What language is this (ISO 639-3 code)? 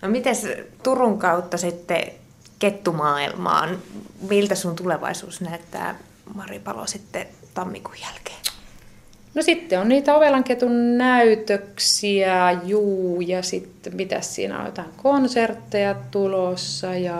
fin